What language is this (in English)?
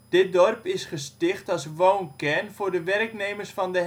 Dutch